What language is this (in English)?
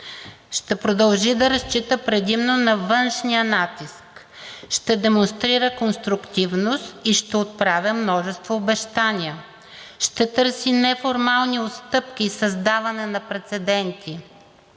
Bulgarian